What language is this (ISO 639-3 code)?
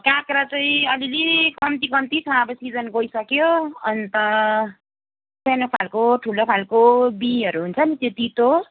nep